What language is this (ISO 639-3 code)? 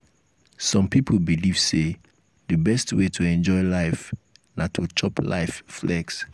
pcm